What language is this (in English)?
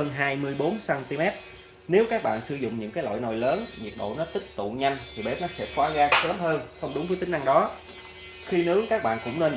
Vietnamese